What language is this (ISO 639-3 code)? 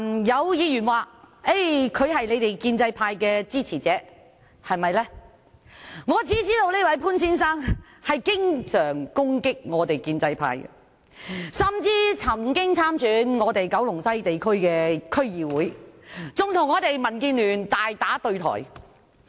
yue